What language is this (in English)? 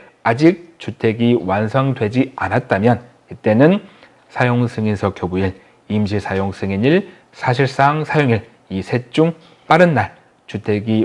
Korean